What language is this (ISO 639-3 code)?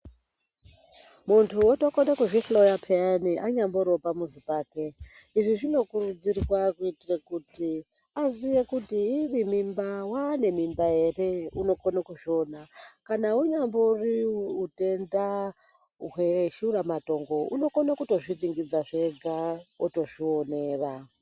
ndc